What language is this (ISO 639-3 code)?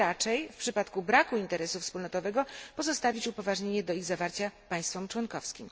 pol